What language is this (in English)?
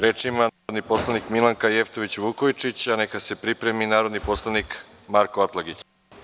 Serbian